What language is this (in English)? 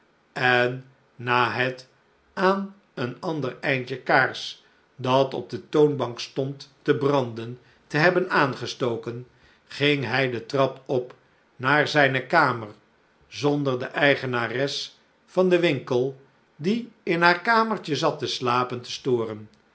Dutch